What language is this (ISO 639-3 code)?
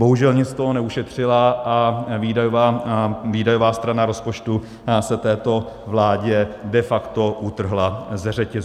ces